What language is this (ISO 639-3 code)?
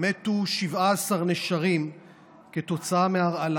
heb